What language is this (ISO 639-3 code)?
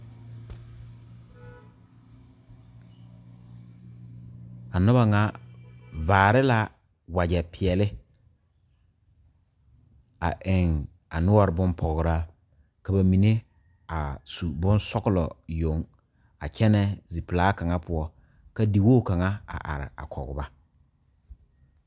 dga